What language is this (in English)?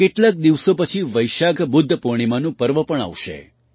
Gujarati